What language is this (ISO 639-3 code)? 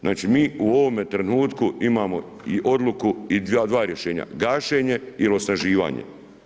hrv